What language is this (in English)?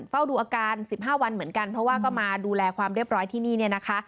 Thai